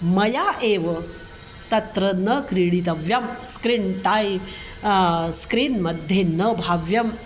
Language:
Sanskrit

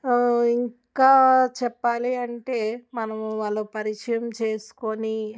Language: Telugu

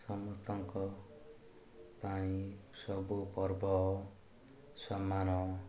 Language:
Odia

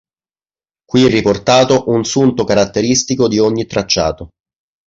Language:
Italian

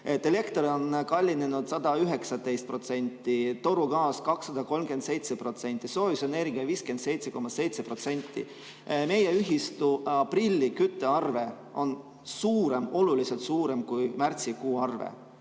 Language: Estonian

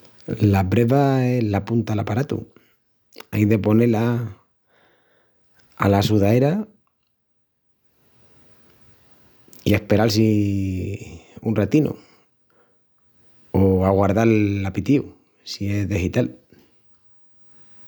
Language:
Extremaduran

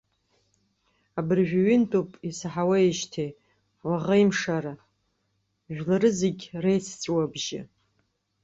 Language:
Abkhazian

